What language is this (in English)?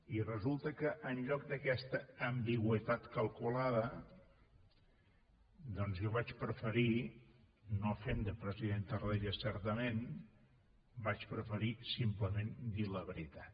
Catalan